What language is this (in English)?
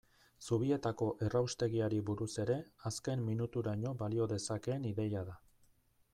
Basque